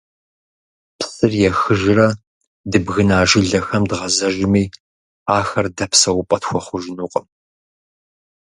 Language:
Kabardian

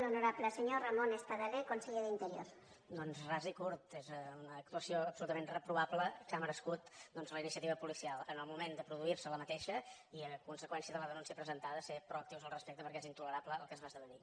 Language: Catalan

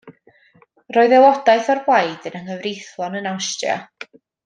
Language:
Welsh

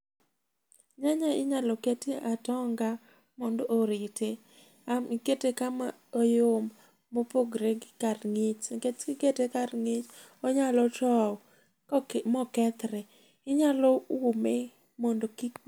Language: Luo (Kenya and Tanzania)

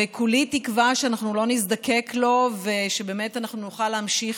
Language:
Hebrew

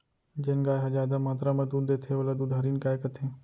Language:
Chhattisgarhi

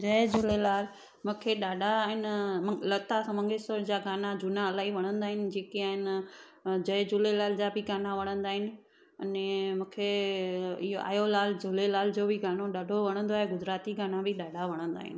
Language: Sindhi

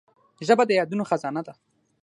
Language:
Pashto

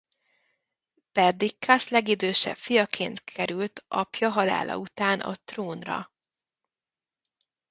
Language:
Hungarian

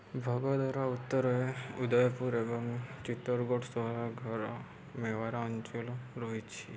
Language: Odia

